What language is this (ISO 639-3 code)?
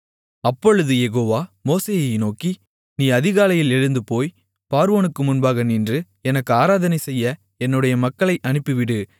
tam